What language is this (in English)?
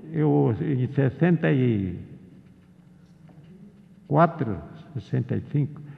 Portuguese